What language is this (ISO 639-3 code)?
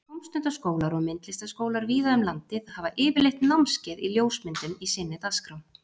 isl